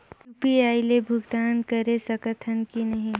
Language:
Chhattisgarhi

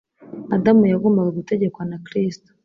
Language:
Kinyarwanda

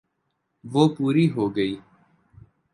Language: Urdu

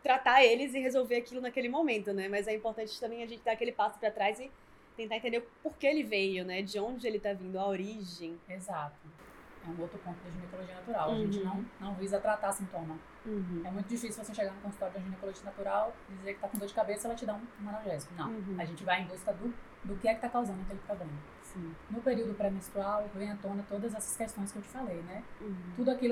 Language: Portuguese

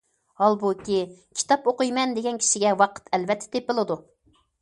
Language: Uyghur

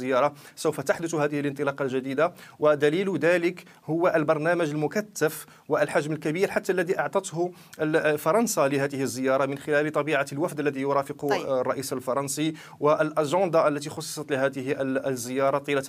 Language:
Arabic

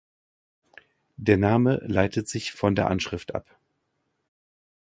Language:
German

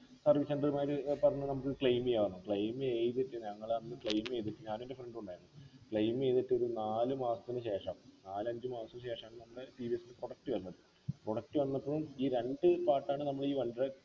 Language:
Malayalam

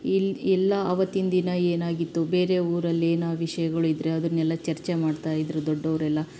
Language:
Kannada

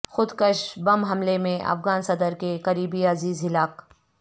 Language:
Urdu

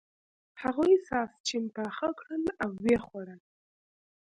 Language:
Pashto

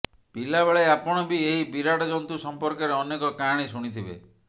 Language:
Odia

